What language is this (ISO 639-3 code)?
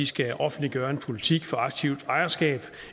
dan